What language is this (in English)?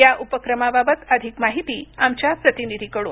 Marathi